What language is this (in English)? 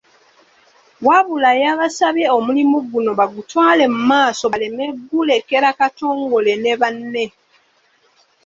Ganda